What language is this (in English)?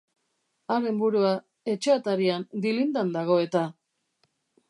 Basque